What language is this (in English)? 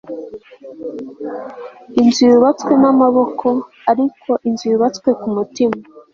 Kinyarwanda